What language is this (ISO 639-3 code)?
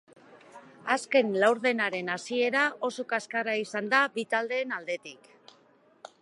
eus